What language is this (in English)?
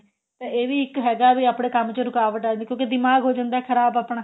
Punjabi